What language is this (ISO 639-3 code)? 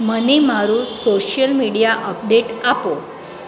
guj